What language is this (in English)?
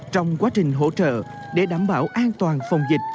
Vietnamese